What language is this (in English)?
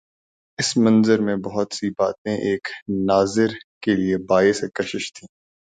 Urdu